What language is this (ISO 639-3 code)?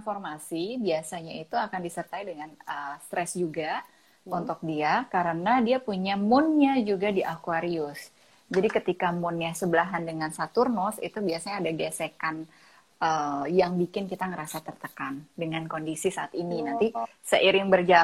ind